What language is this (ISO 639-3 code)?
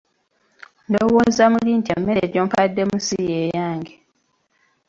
lug